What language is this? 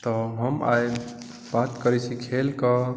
Maithili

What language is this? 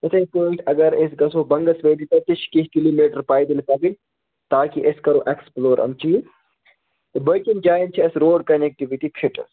Kashmiri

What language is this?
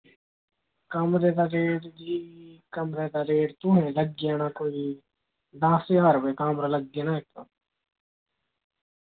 Dogri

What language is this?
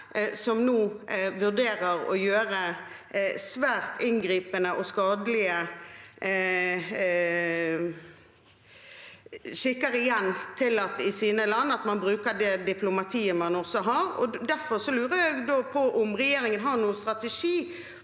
Norwegian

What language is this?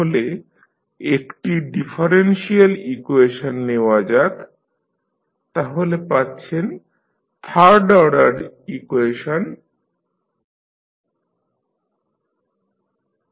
Bangla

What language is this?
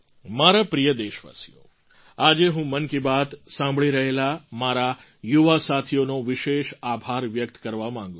Gujarati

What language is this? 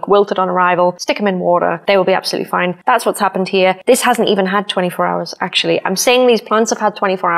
English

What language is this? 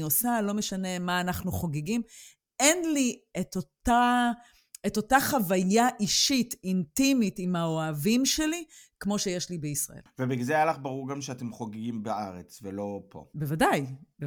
Hebrew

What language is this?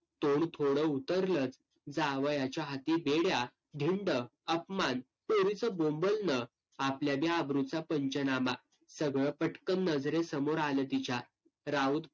Marathi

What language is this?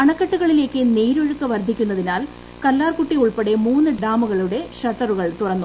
Malayalam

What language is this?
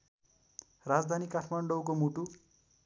Nepali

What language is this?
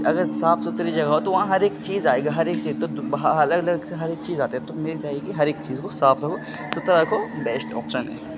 Urdu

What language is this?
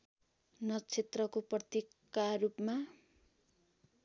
Nepali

